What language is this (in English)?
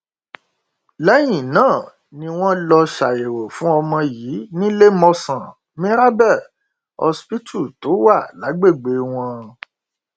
Yoruba